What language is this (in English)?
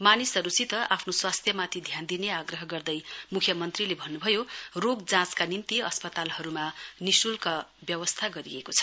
Nepali